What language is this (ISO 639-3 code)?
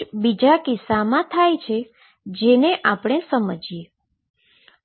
guj